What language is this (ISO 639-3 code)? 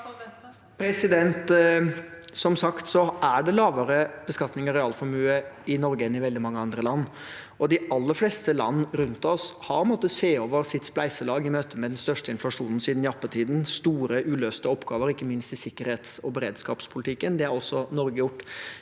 nor